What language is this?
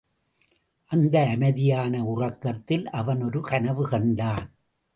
Tamil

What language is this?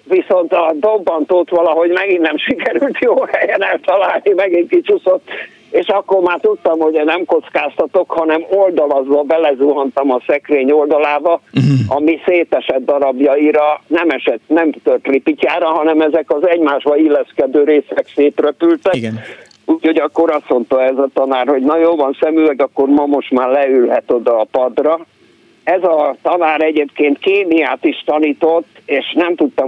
Hungarian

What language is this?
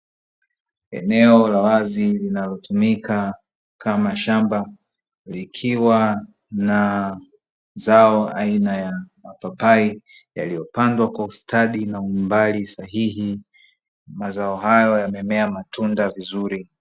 Swahili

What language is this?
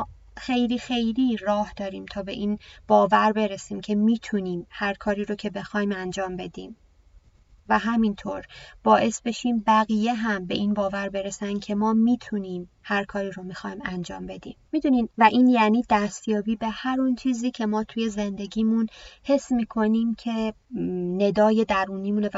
Persian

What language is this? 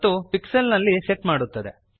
Kannada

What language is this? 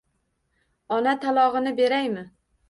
Uzbek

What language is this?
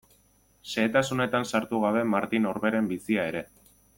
Basque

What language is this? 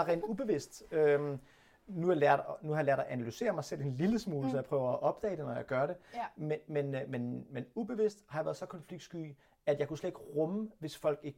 Danish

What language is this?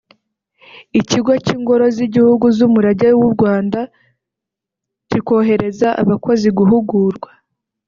Kinyarwanda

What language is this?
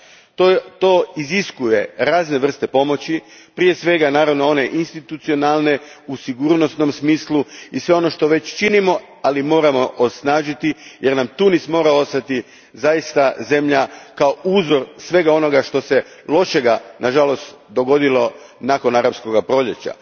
Croatian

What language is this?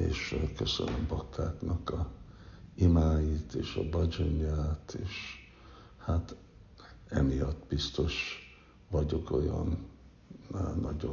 Hungarian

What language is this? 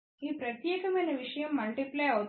Telugu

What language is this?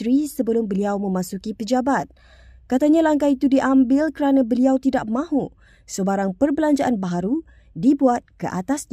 Malay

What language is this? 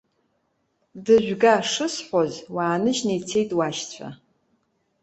Abkhazian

